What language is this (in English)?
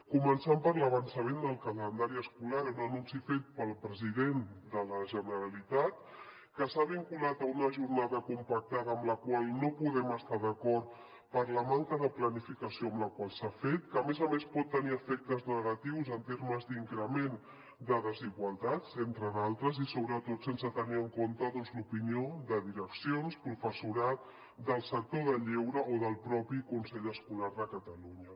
Catalan